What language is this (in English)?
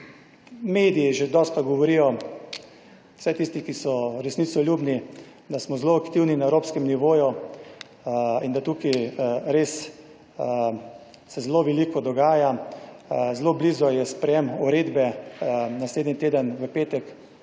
Slovenian